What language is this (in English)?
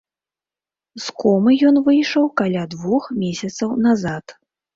Belarusian